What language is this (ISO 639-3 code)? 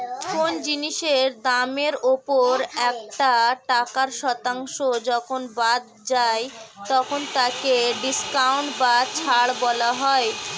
ben